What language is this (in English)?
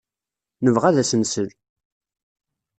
Kabyle